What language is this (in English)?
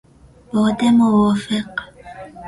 Persian